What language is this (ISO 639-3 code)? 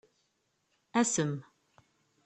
kab